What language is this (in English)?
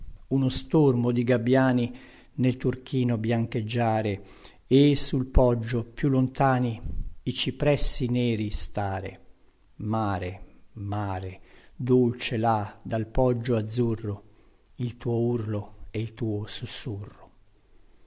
Italian